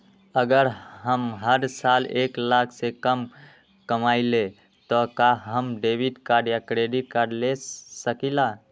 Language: Magahi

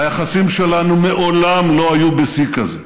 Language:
Hebrew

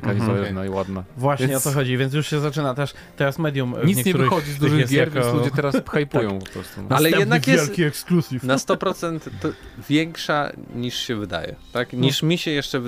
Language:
Polish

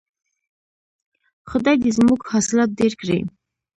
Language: Pashto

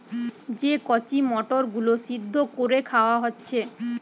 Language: Bangla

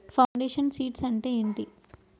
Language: Telugu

